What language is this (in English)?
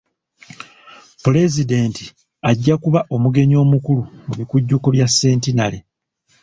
Ganda